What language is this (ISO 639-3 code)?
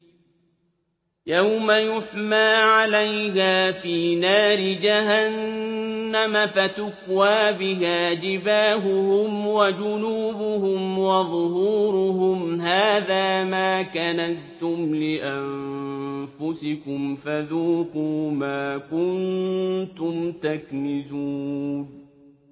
ara